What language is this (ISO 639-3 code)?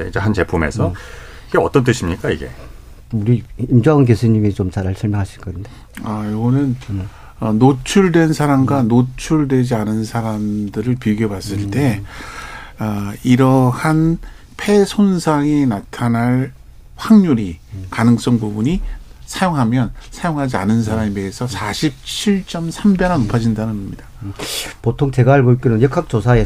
kor